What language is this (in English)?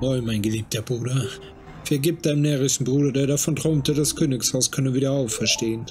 German